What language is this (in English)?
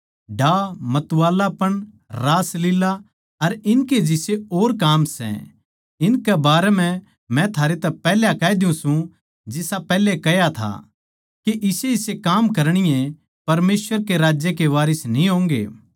Haryanvi